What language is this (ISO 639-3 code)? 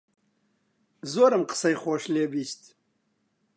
ckb